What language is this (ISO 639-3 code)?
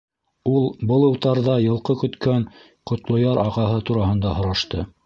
bak